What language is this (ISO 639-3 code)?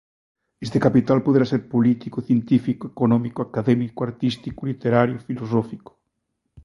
glg